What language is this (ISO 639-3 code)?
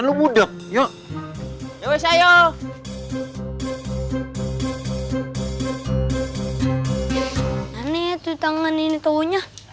ind